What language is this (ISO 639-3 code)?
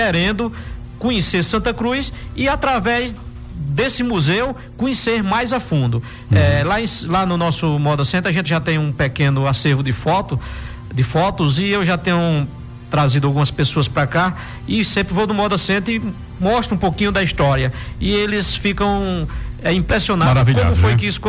por